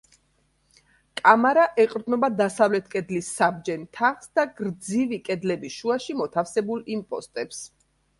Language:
Georgian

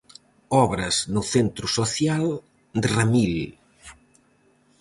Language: Galician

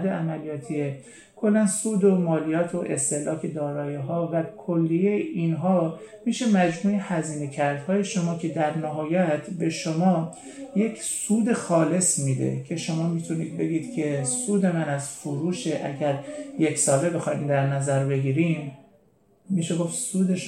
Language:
Persian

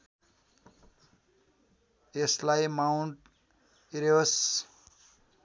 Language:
Nepali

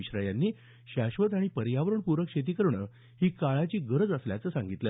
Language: Marathi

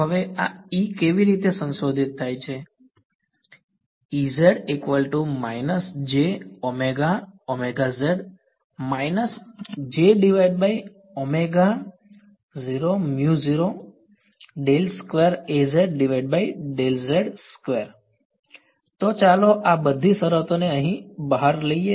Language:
Gujarati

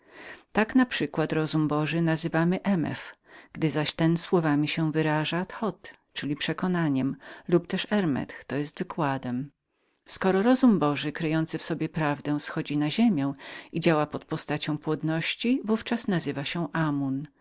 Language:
Polish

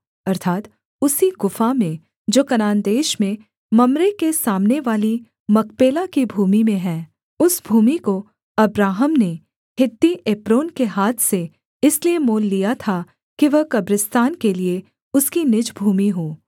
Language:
Hindi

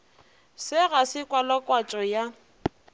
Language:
Northern Sotho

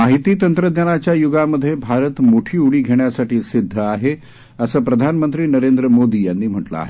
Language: Marathi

